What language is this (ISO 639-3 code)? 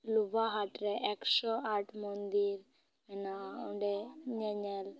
sat